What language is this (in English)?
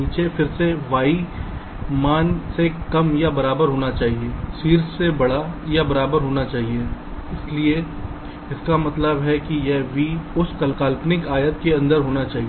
Hindi